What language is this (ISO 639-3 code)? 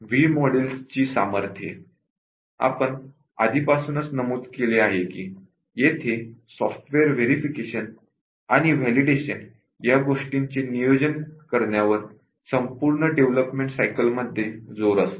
mar